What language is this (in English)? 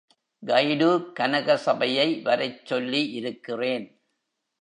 Tamil